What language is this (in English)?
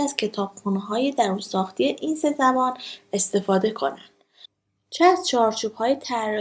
Persian